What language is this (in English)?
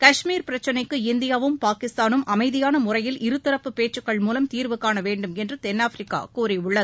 Tamil